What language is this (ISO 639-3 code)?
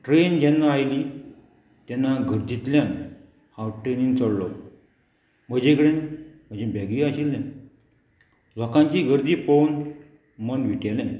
kok